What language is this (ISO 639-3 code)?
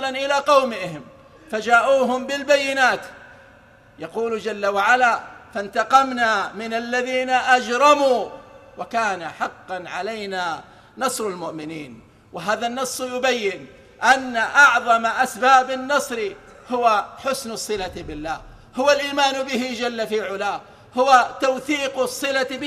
ara